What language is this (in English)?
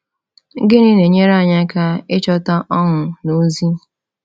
Igbo